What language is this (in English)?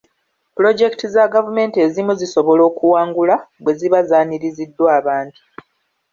Ganda